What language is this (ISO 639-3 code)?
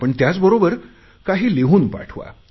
mar